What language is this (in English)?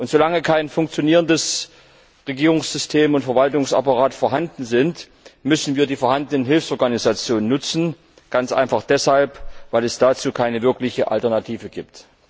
German